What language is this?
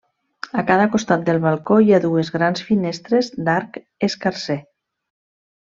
Catalan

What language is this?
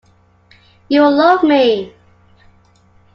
English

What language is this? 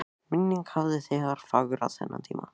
Icelandic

